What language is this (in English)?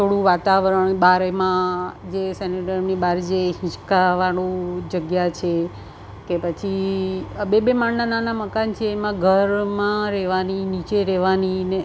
Gujarati